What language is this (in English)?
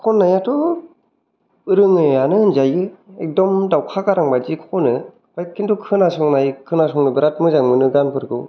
Bodo